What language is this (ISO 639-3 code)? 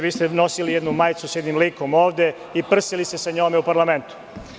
srp